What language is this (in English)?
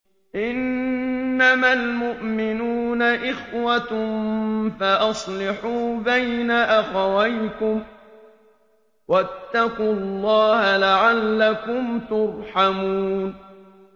Arabic